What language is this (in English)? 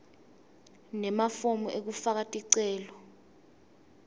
Swati